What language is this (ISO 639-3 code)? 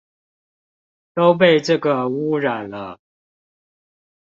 zho